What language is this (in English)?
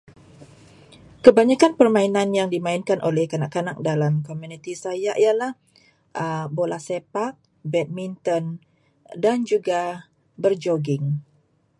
Malay